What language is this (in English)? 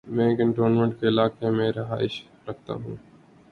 Urdu